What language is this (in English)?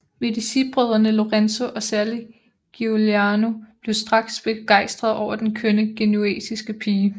Danish